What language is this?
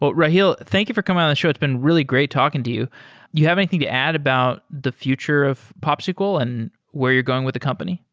English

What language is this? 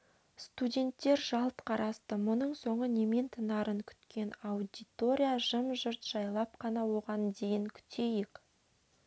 Kazakh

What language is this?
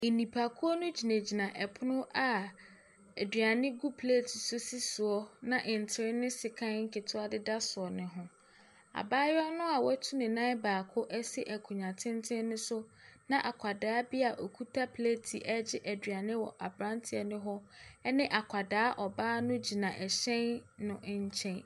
Akan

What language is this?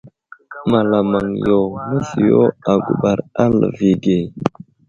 Wuzlam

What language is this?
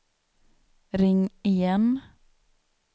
Swedish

